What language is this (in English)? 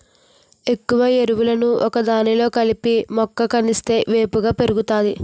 Telugu